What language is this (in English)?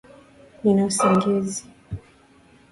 Swahili